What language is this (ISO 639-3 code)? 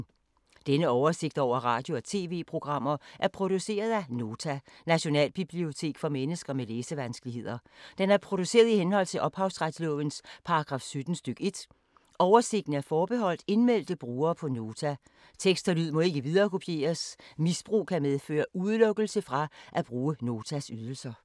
dan